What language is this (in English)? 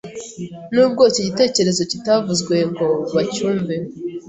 Kinyarwanda